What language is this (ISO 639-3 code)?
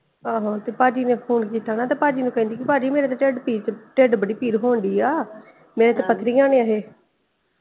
pan